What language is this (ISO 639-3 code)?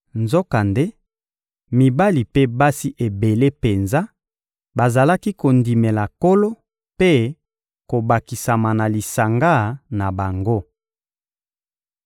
lin